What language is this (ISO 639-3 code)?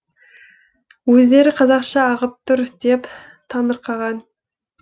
kaz